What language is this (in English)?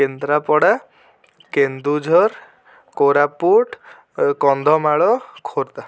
Odia